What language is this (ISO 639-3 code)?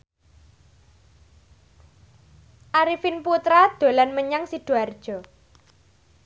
jav